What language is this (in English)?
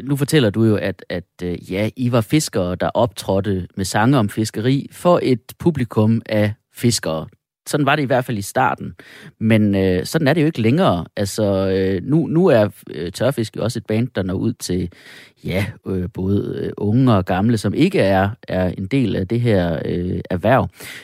Danish